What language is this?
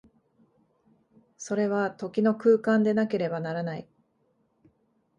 Japanese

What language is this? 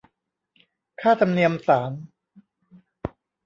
Thai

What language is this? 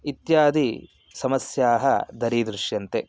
Sanskrit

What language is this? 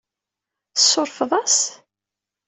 Kabyle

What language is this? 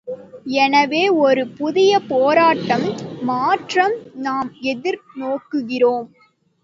Tamil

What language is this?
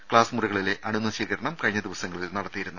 Malayalam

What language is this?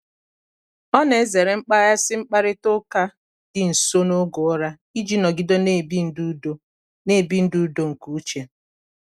Igbo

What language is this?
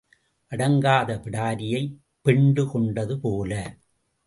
Tamil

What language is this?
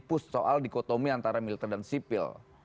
Indonesian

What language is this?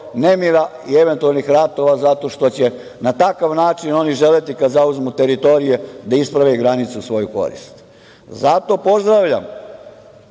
Serbian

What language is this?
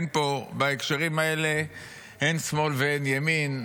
Hebrew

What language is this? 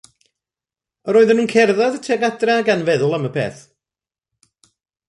Welsh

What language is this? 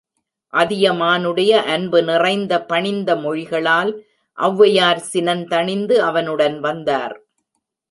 Tamil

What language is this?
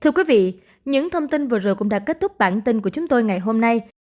Vietnamese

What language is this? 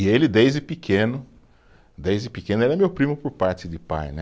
Portuguese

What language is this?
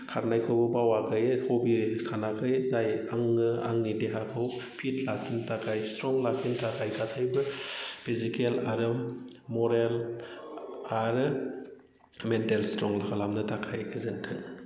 Bodo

